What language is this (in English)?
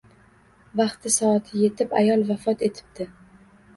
Uzbek